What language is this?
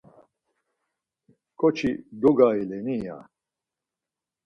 Laz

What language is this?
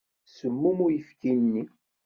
Kabyle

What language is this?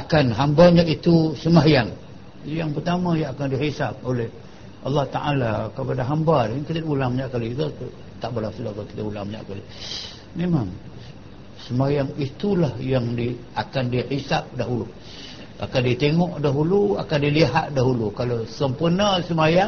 Malay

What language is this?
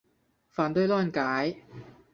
Chinese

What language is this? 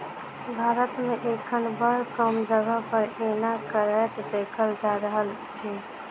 Maithili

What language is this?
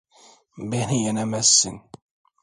Turkish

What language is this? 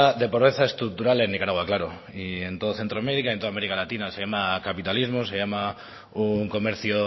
Spanish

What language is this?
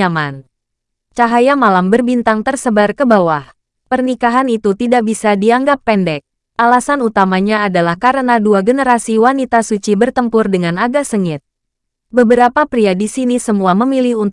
Indonesian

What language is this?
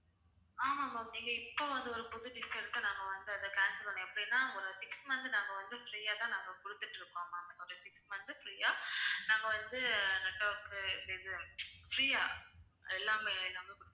Tamil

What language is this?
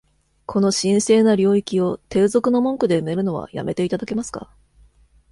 Japanese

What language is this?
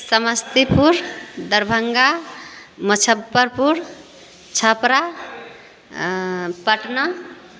Maithili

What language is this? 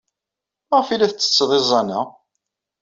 Kabyle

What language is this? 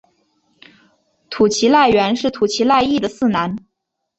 Chinese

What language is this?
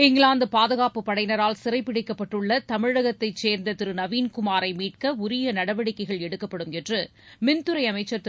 Tamil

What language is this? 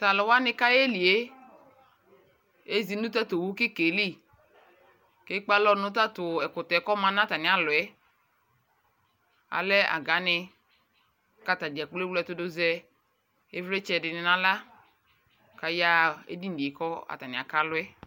Ikposo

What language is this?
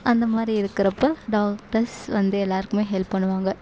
Tamil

